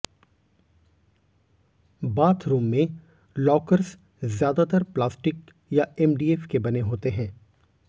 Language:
Hindi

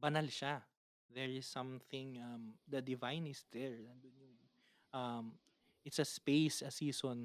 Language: Filipino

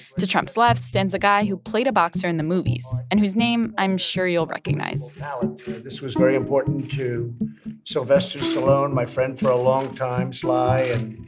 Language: English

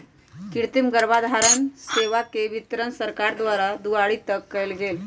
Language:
Magahi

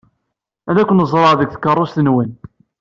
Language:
Kabyle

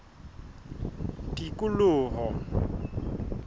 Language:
Southern Sotho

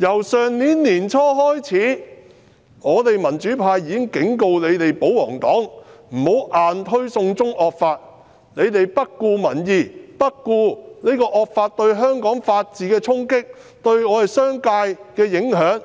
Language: Cantonese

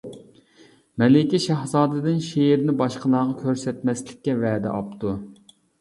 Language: Uyghur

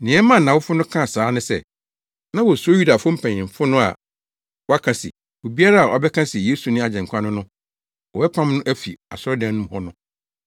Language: Akan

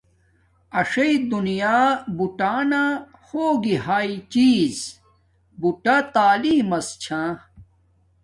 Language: Domaaki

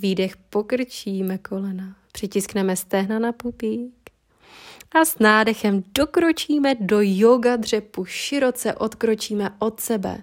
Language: Czech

